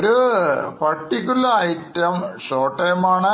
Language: Malayalam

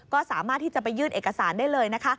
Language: Thai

